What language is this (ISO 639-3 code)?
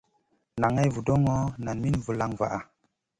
mcn